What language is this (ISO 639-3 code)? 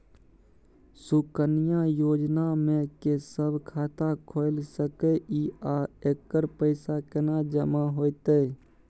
mai